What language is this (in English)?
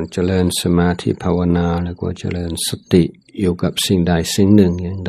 Thai